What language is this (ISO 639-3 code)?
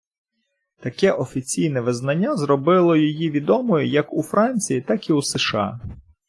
ukr